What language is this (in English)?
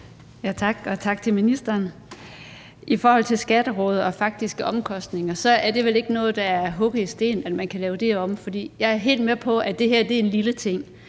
Danish